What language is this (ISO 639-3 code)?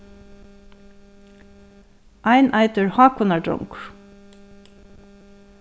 fao